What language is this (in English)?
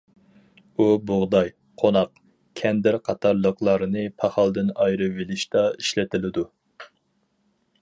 Uyghur